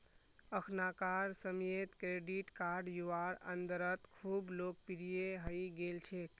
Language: Magahi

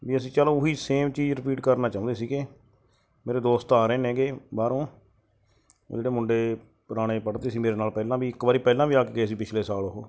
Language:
Punjabi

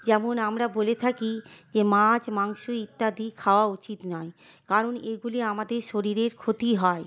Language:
Bangla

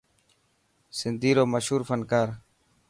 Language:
Dhatki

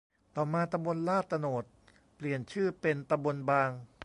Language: Thai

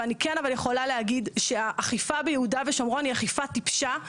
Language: Hebrew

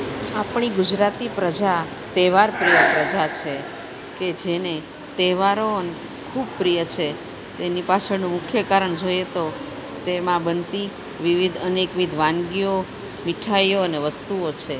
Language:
Gujarati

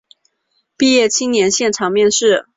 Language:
Chinese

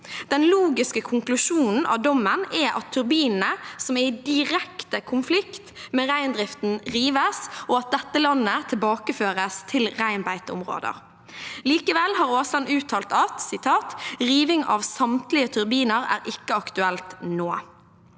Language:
Norwegian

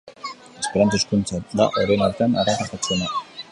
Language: Basque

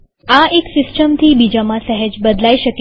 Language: Gujarati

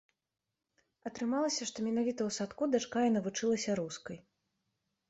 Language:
Belarusian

